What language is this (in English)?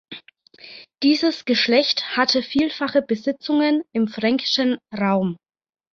German